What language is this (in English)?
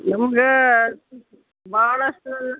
Kannada